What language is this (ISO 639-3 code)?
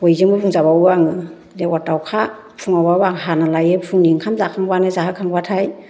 brx